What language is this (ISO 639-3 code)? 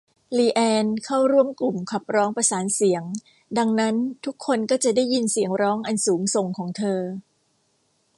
tha